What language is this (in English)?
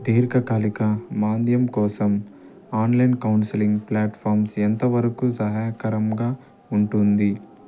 Telugu